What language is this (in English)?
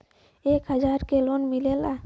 Bhojpuri